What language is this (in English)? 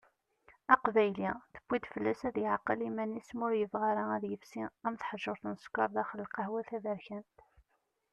Kabyle